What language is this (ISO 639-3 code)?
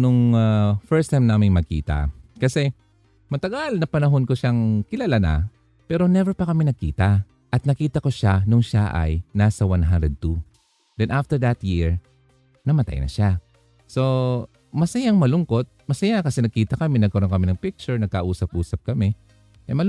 fil